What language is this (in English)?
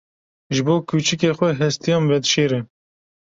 Kurdish